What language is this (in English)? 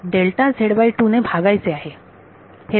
Marathi